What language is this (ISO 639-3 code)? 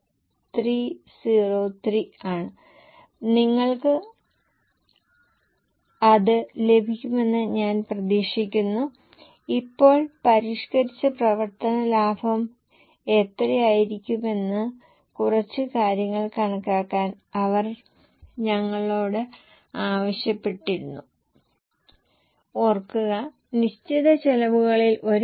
mal